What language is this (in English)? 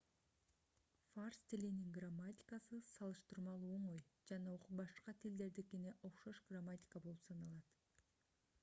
Kyrgyz